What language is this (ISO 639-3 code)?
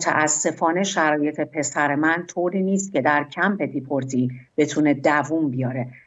fas